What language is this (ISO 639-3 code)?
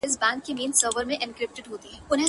pus